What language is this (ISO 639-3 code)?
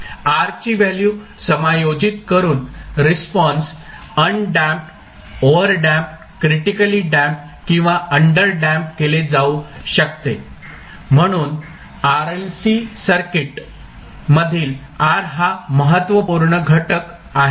mar